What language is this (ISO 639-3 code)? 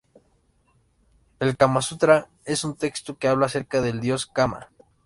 spa